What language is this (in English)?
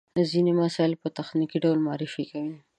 Pashto